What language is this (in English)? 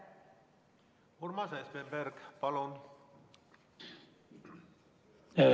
Estonian